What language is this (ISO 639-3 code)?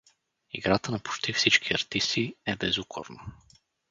bul